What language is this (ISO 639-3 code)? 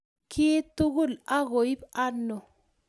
kln